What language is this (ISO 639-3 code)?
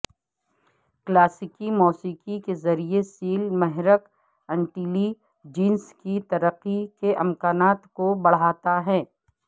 urd